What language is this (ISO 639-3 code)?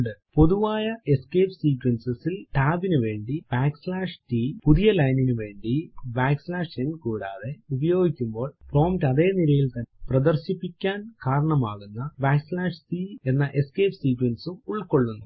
mal